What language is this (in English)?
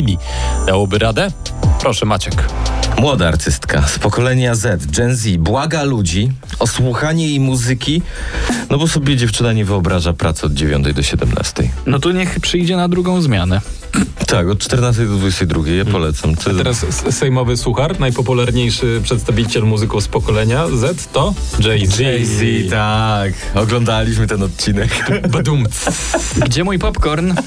Polish